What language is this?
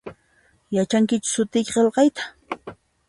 Puno Quechua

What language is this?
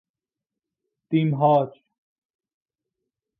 Persian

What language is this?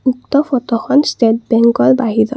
Assamese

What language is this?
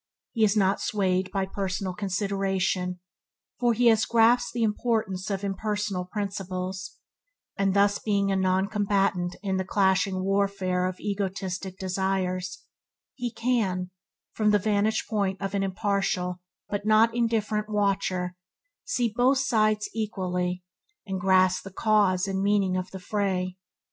English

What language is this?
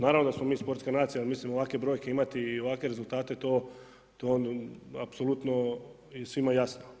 Croatian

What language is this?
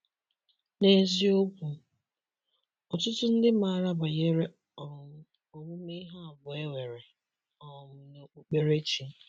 Igbo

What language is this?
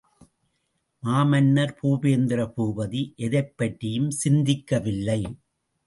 Tamil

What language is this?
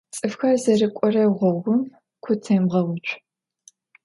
Adyghe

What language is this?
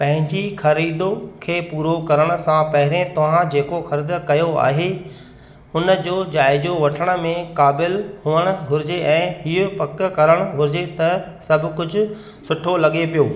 Sindhi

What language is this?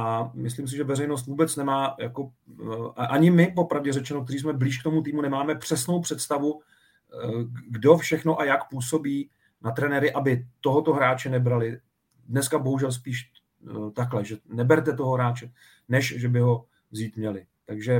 Czech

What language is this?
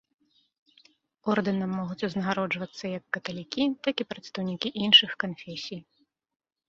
Belarusian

